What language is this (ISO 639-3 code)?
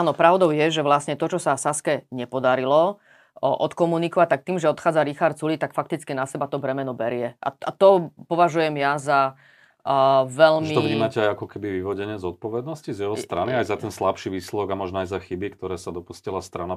slk